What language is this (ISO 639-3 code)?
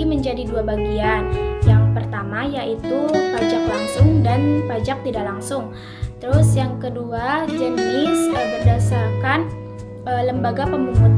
ind